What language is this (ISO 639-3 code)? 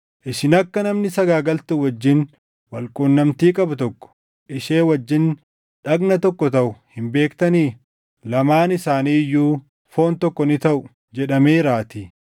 orm